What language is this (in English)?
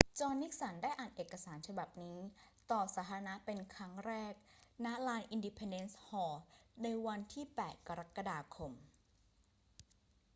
Thai